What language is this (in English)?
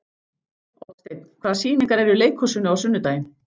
Icelandic